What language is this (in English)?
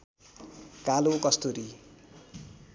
Nepali